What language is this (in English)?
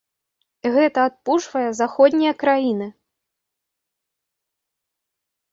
Belarusian